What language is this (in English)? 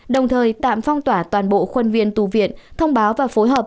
Vietnamese